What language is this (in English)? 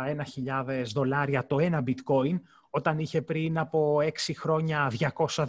Greek